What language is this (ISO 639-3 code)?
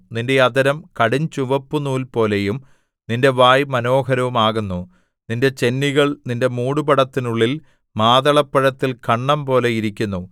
mal